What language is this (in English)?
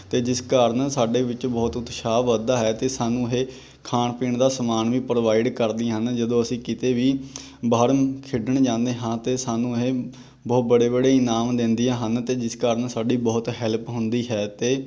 Punjabi